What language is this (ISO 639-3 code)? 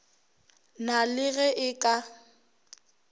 nso